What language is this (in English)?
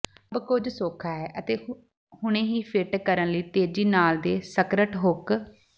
Punjabi